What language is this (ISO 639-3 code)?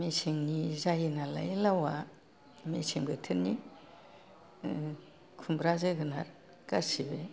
brx